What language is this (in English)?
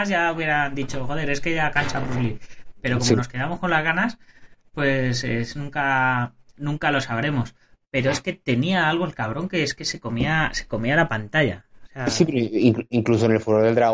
Spanish